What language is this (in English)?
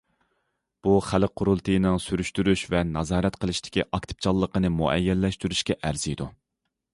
Uyghur